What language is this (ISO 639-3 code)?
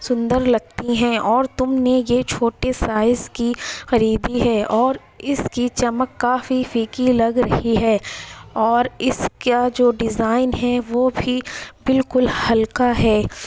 urd